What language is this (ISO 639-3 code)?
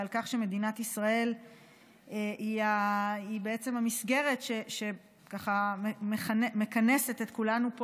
heb